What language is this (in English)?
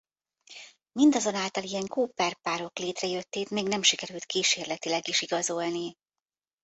Hungarian